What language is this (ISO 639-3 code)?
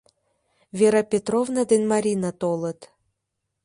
chm